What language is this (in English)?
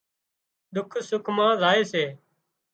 Wadiyara Koli